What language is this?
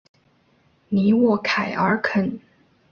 Chinese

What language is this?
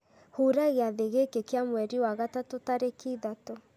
Kikuyu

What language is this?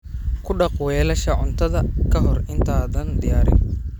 Somali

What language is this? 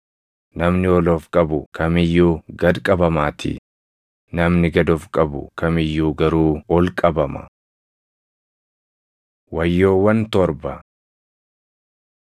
Oromo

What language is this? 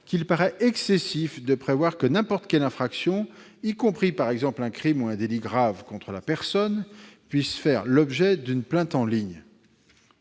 French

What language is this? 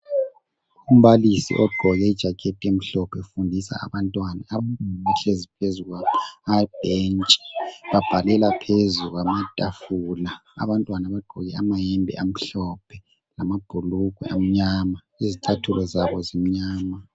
North Ndebele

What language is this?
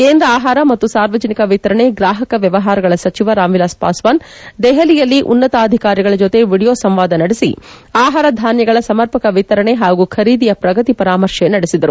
Kannada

